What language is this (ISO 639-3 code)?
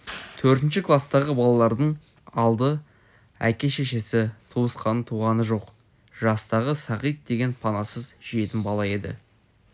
kaz